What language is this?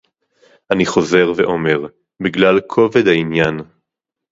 Hebrew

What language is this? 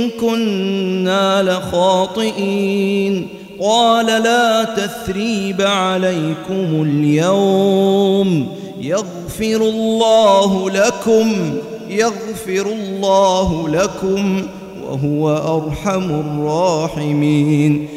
Arabic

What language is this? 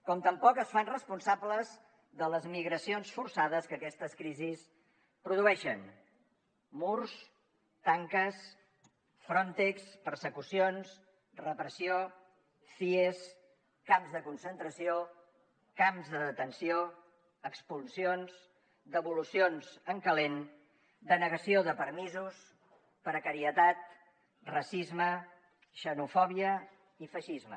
Catalan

